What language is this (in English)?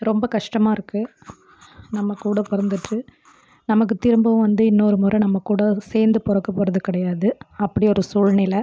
Tamil